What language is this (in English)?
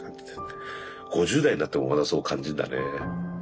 Japanese